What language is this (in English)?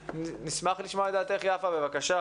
Hebrew